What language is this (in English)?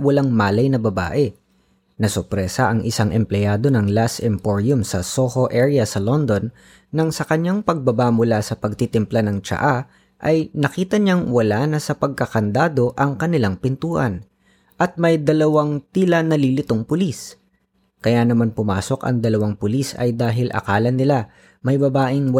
Filipino